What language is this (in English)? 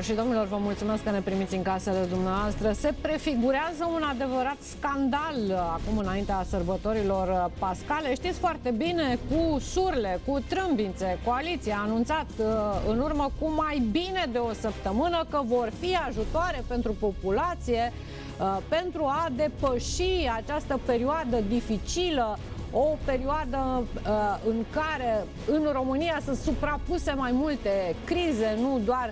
Romanian